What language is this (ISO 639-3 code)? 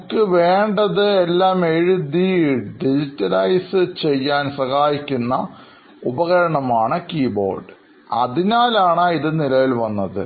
mal